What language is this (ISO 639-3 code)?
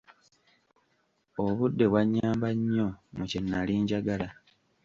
lug